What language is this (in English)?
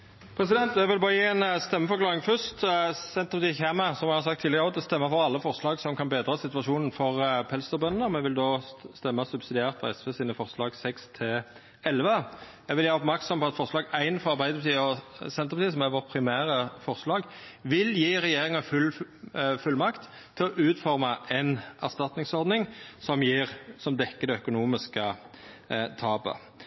Norwegian